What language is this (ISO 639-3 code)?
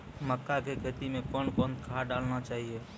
mai